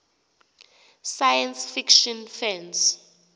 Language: Xhosa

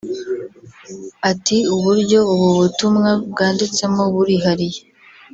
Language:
Kinyarwanda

